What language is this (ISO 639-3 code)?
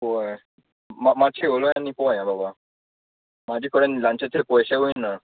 kok